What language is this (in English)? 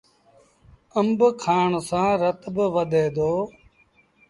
Sindhi Bhil